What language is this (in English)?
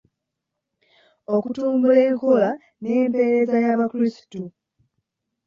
Ganda